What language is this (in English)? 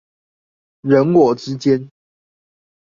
Chinese